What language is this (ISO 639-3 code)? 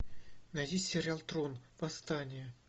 rus